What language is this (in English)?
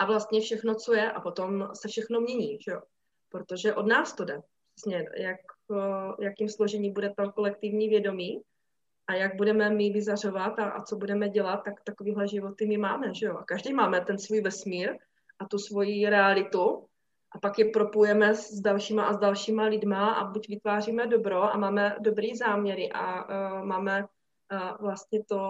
Czech